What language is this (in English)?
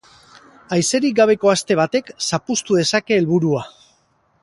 Basque